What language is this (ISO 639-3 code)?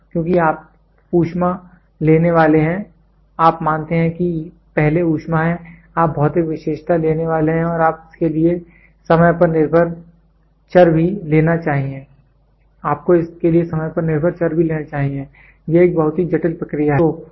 hin